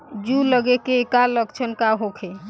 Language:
Bhojpuri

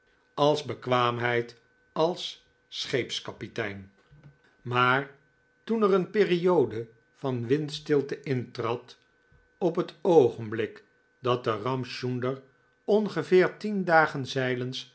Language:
Dutch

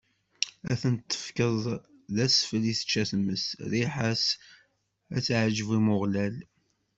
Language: Kabyle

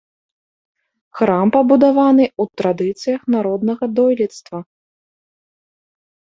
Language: Belarusian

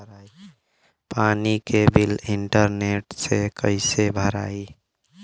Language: Bhojpuri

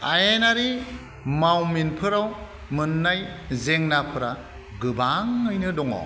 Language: Bodo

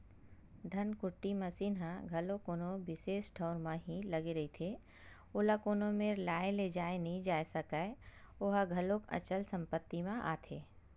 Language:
Chhattisgarhi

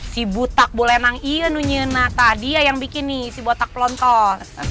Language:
Indonesian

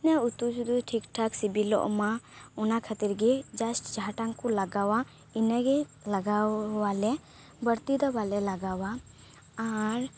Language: Santali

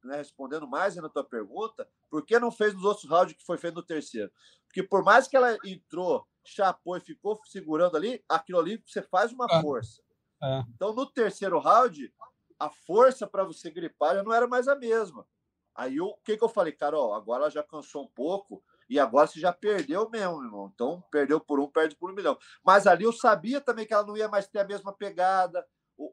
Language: Portuguese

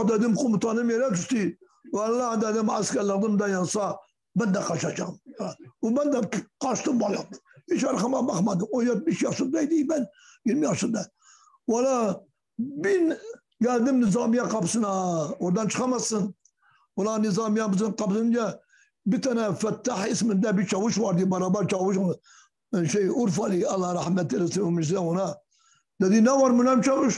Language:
Turkish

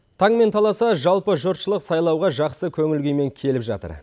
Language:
Kazakh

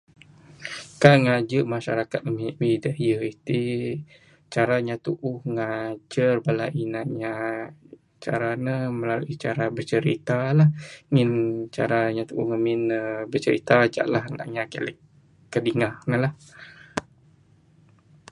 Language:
Bukar-Sadung Bidayuh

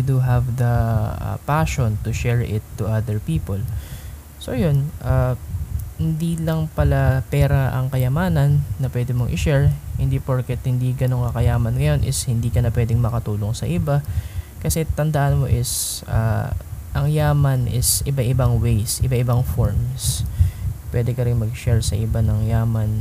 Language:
Filipino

